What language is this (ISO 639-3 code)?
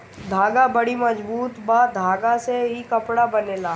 bho